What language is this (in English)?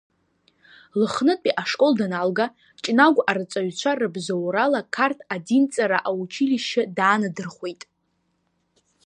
Abkhazian